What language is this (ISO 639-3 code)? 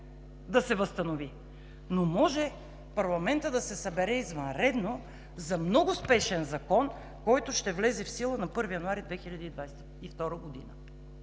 bul